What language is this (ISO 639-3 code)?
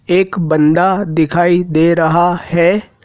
hin